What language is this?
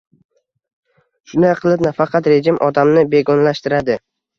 Uzbek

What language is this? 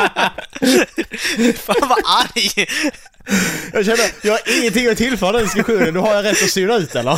Swedish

